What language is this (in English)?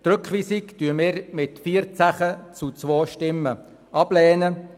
Swiss German